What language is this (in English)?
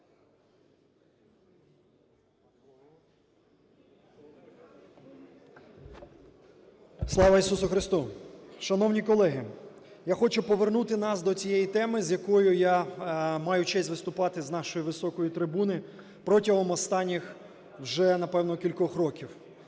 Ukrainian